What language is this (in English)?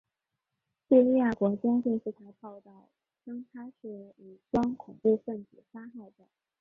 Chinese